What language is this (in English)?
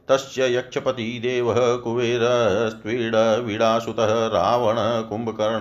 Hindi